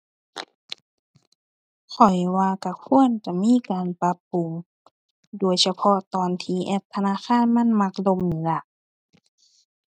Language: Thai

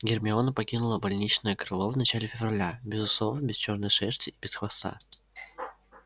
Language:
Russian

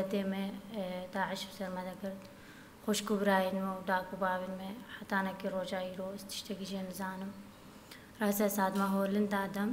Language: Dutch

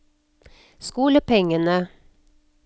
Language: Norwegian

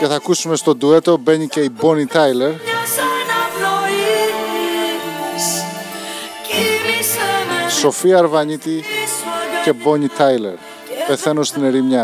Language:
Greek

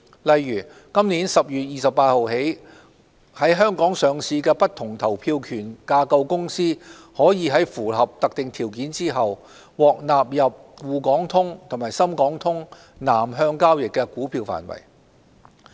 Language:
Cantonese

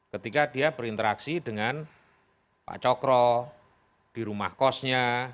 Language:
Indonesian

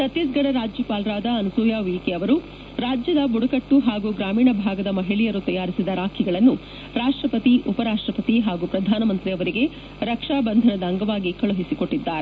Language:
Kannada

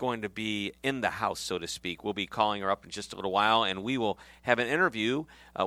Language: English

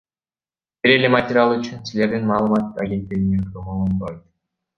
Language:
Kyrgyz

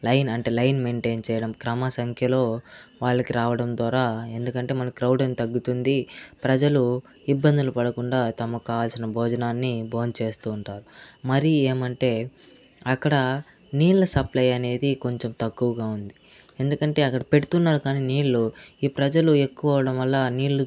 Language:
Telugu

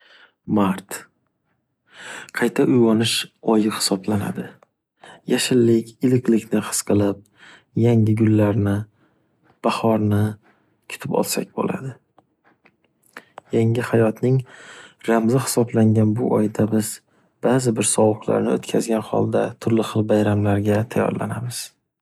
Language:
Uzbek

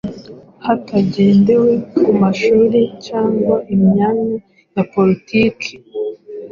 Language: Kinyarwanda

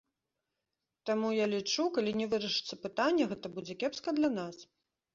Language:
Belarusian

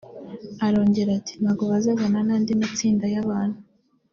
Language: Kinyarwanda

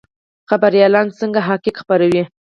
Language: Pashto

